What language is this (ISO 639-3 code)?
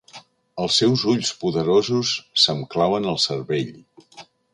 cat